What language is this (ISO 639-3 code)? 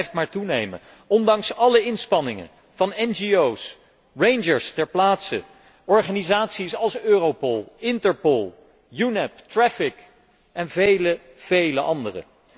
nld